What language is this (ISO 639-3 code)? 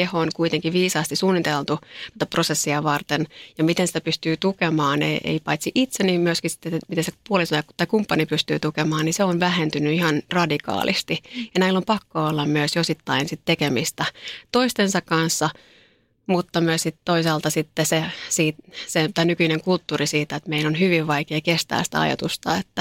fin